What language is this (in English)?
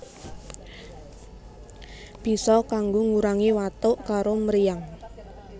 Javanese